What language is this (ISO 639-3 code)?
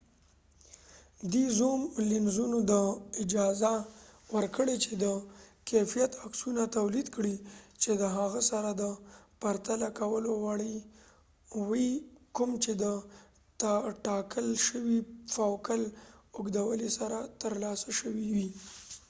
pus